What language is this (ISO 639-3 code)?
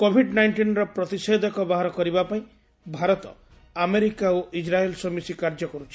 ori